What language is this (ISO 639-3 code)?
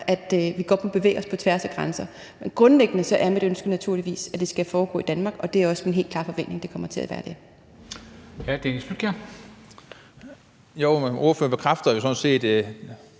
dan